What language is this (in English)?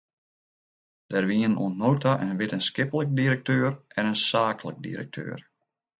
Western Frisian